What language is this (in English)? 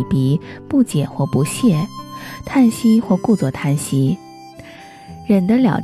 Chinese